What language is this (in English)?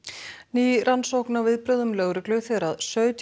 Icelandic